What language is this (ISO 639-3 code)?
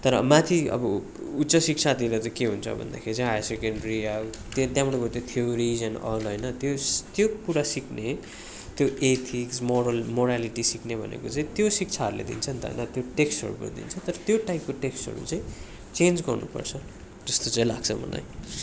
nep